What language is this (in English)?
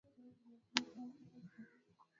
Swahili